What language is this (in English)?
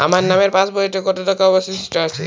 Bangla